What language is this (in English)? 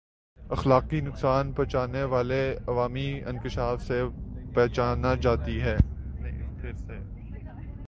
Urdu